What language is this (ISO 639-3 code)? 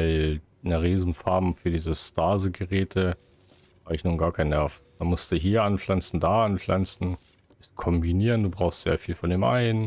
deu